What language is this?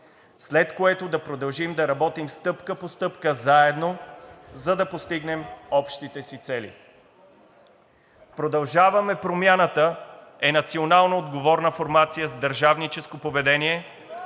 Bulgarian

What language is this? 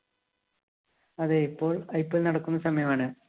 Malayalam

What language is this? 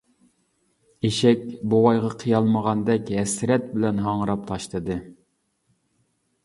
Uyghur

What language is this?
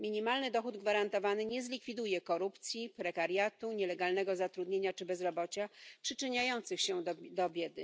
Polish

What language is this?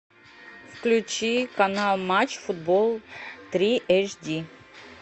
Russian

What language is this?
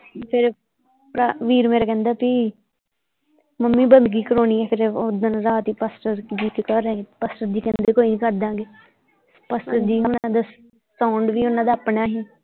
Punjabi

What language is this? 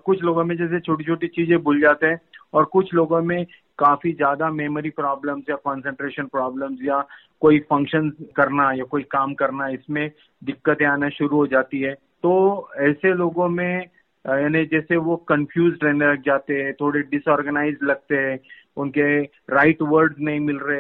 Hindi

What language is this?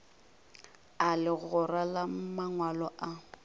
Northern Sotho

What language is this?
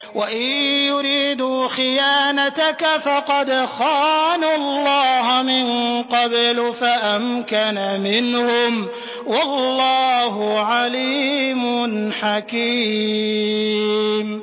Arabic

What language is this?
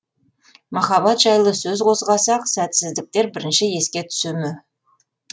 Kazakh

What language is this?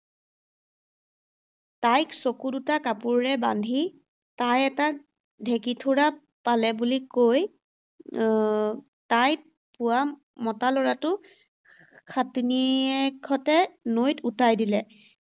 Assamese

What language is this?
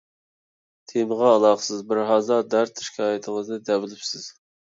Uyghur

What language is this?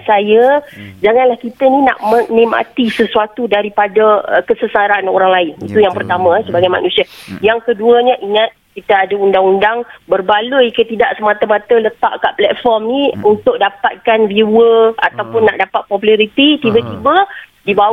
Malay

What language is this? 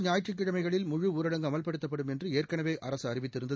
Tamil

